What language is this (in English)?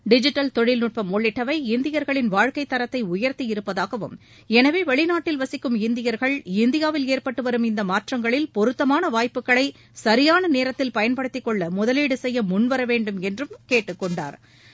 Tamil